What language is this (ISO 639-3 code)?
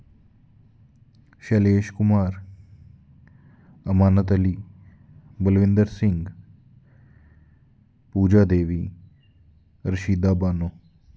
doi